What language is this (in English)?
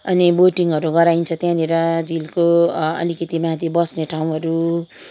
Nepali